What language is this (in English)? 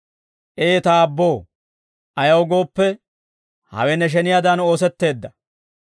Dawro